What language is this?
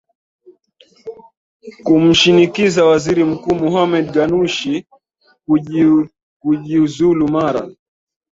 Swahili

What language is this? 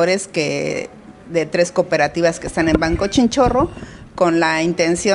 Spanish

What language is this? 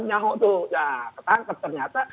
Indonesian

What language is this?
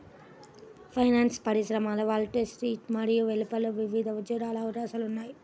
Telugu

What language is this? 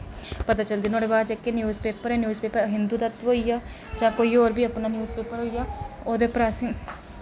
Dogri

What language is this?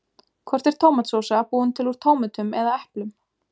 Icelandic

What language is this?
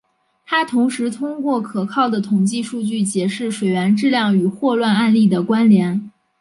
Chinese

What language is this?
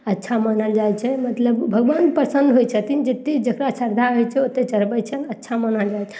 Maithili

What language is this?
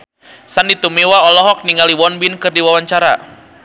Sundanese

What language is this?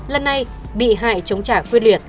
Vietnamese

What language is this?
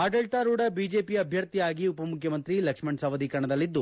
Kannada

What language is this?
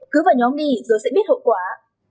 Vietnamese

